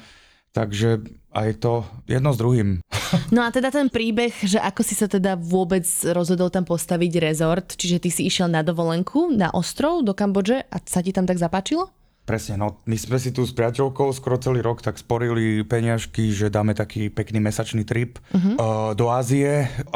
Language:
Slovak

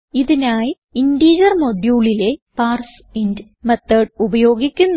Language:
Malayalam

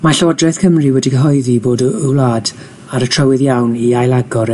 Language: Welsh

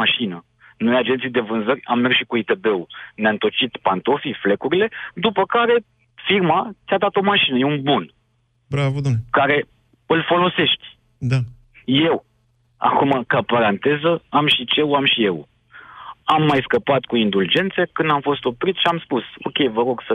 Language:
Romanian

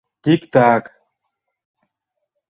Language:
Mari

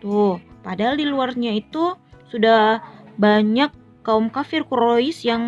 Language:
Indonesian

